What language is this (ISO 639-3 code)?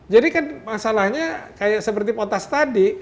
ind